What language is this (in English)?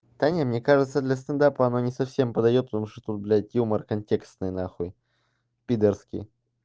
Russian